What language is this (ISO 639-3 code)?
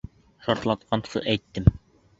bak